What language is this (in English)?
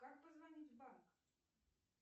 Russian